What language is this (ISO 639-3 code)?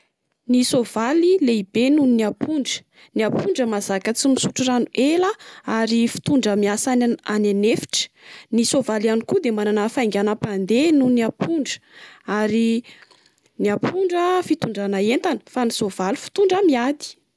mlg